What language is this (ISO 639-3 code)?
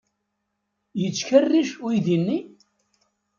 kab